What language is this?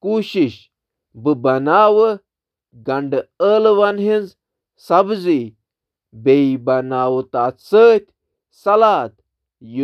Kashmiri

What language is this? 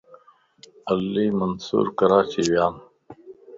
Lasi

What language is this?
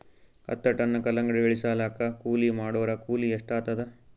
Kannada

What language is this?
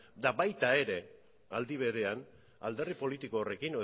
Basque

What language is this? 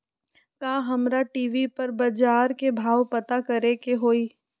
Magahi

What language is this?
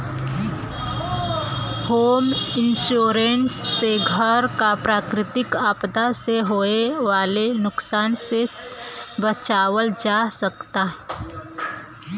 Bhojpuri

